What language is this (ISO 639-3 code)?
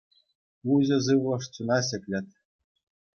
chv